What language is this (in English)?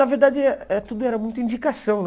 Portuguese